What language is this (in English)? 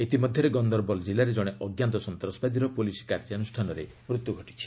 Odia